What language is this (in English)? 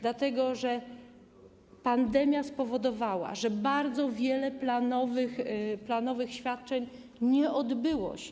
Polish